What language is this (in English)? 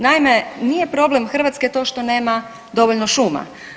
Croatian